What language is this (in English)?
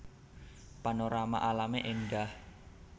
Javanese